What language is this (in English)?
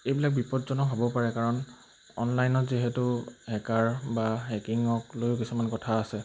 Assamese